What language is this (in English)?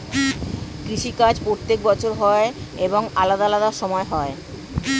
Bangla